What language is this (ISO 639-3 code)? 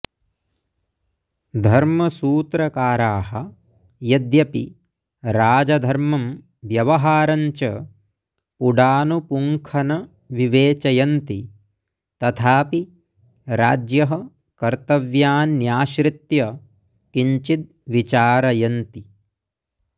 san